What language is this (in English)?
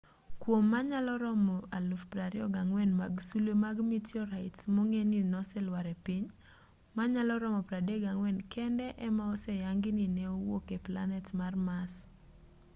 Luo (Kenya and Tanzania)